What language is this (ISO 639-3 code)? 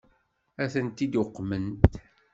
kab